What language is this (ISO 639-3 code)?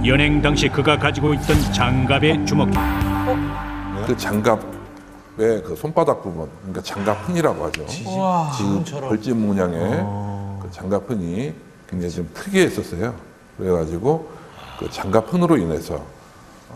kor